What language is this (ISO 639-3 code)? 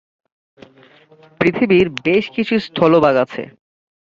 ben